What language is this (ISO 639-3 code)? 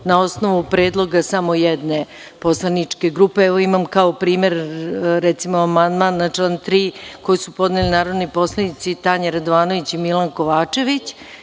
srp